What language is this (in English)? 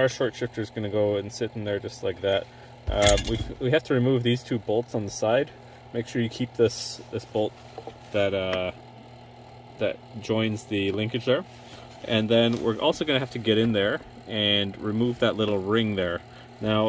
English